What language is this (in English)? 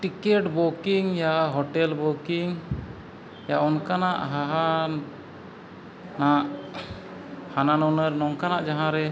Santali